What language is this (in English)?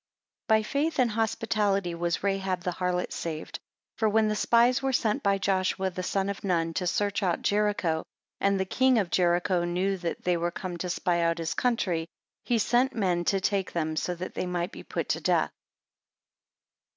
English